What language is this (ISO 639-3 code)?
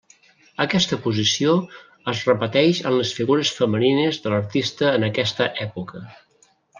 cat